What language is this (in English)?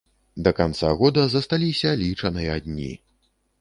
Belarusian